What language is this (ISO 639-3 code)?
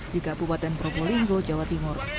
ind